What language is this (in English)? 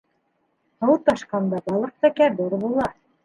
Bashkir